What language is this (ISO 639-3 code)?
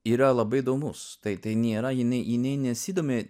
lit